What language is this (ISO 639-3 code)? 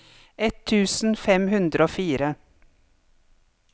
nor